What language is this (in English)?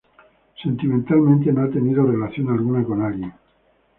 Spanish